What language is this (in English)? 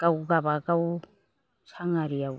Bodo